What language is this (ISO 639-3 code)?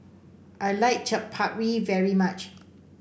eng